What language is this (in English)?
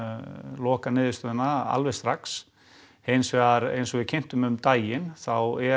Icelandic